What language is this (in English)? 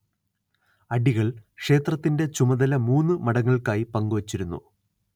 Malayalam